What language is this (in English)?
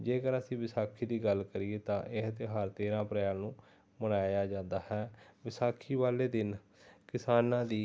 Punjabi